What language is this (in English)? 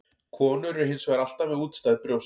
Icelandic